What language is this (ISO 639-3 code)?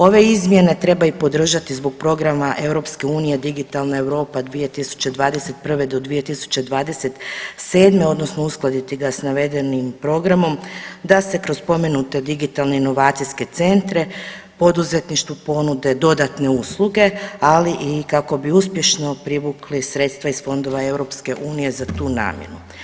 hrv